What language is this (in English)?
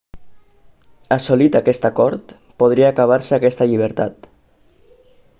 Catalan